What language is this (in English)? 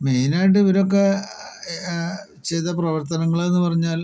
Malayalam